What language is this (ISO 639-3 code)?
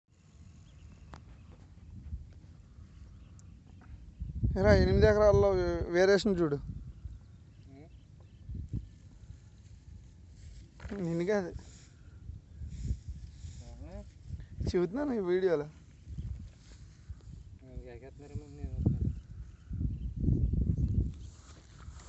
tel